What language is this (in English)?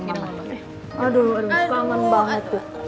Indonesian